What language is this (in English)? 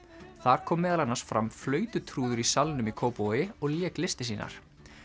Icelandic